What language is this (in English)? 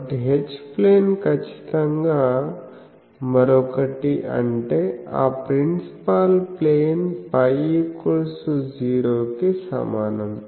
Telugu